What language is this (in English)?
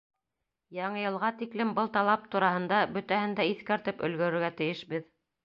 Bashkir